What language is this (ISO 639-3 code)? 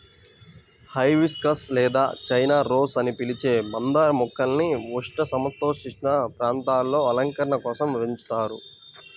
tel